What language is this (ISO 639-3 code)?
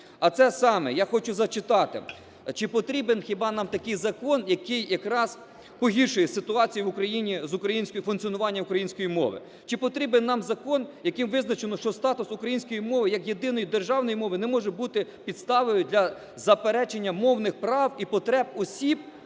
ukr